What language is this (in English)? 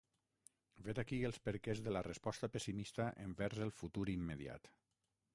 Catalan